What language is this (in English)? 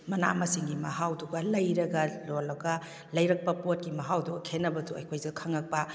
Manipuri